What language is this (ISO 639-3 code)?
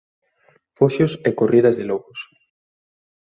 glg